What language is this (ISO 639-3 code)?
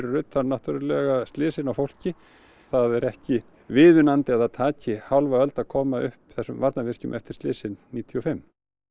isl